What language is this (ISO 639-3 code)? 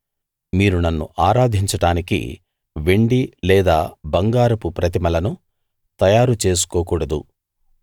tel